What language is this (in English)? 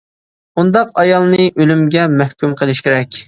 Uyghur